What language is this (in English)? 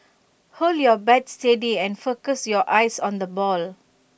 English